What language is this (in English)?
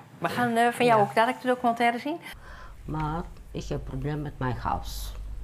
Dutch